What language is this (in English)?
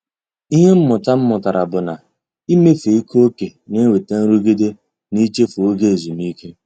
Igbo